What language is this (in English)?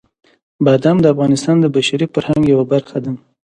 Pashto